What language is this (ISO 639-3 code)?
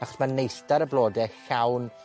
cym